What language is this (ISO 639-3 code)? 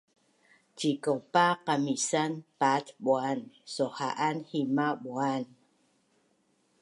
bnn